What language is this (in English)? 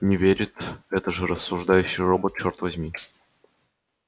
Russian